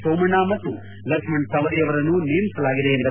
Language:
Kannada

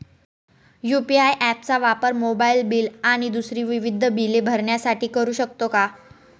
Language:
Marathi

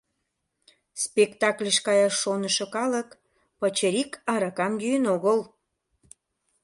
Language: Mari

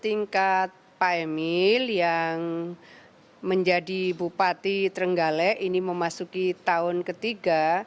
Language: Indonesian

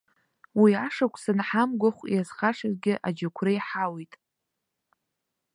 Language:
Abkhazian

